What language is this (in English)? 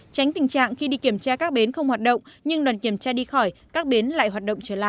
Vietnamese